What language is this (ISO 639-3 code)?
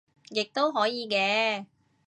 yue